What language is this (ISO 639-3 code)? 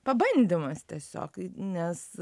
lit